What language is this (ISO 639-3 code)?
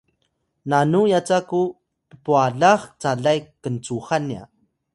tay